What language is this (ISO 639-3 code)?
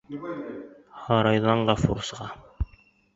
bak